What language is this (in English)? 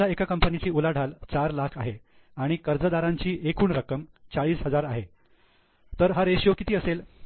Marathi